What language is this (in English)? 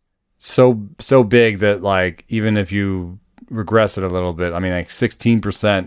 English